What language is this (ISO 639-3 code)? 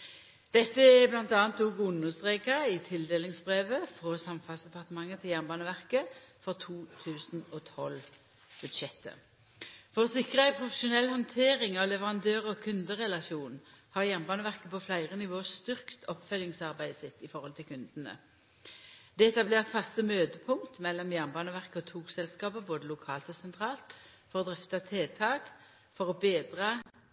nno